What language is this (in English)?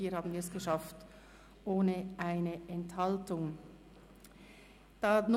Swiss German